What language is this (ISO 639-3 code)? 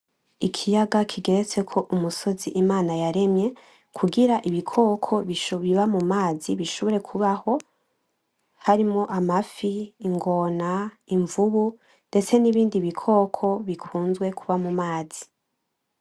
run